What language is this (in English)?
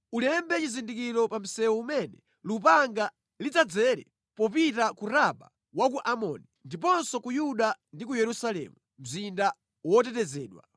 Nyanja